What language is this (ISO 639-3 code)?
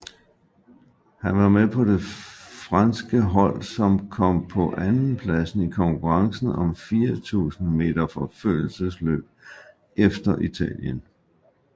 dan